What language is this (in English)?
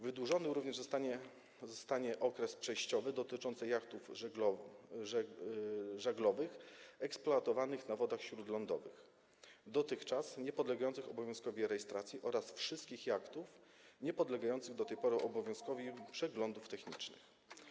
Polish